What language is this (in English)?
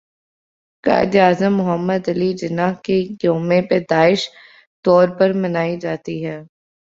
Urdu